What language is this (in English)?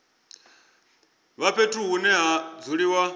Venda